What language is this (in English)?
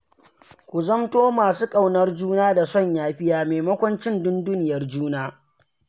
Hausa